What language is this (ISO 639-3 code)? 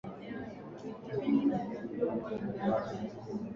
swa